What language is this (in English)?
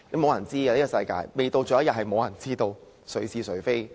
Cantonese